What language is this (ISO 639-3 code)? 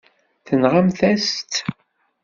kab